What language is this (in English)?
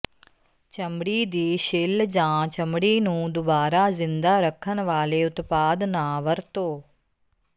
Punjabi